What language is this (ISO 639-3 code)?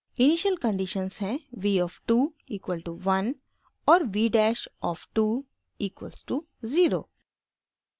hin